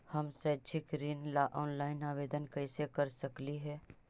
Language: Magahi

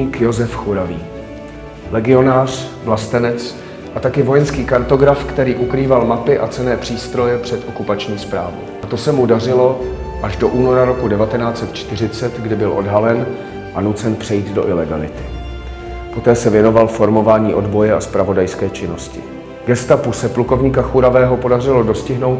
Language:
Czech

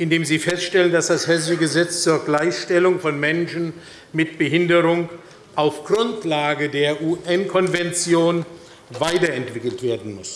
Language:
German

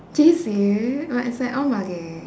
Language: English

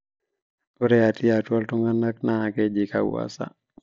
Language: Masai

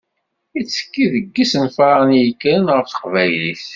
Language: Kabyle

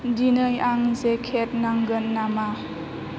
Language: Bodo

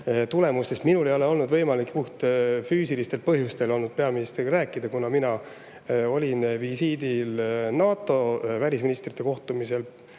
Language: Estonian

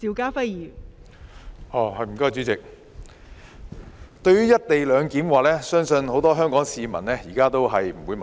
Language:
Cantonese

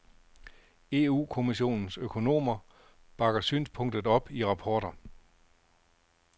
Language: Danish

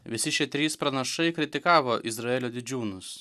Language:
Lithuanian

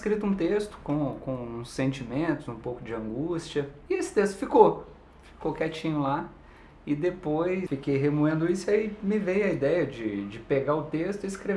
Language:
Portuguese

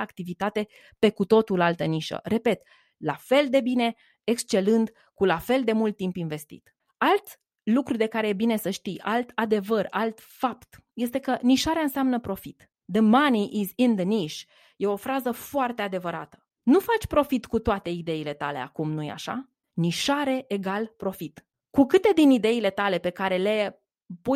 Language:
Romanian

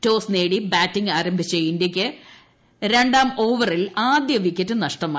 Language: Malayalam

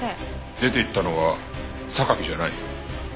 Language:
Japanese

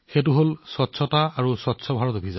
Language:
Assamese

